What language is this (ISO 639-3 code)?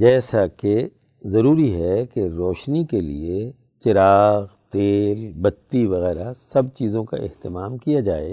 urd